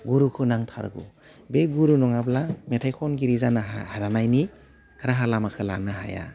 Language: Bodo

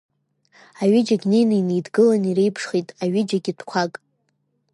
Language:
Abkhazian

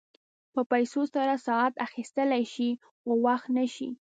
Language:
Pashto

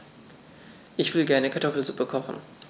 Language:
German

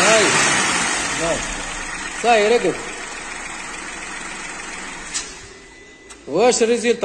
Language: Arabic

